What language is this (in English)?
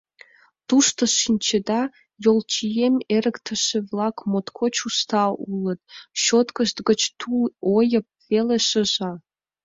Mari